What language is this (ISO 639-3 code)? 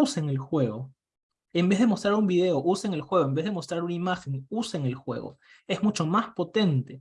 spa